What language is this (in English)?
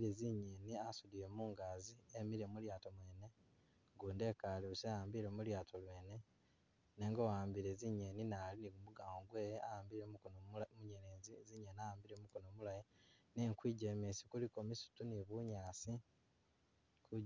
Masaaba